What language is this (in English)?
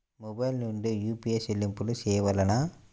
Telugu